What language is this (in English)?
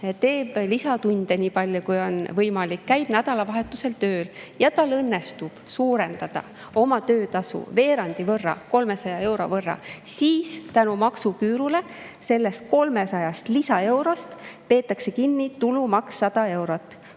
Estonian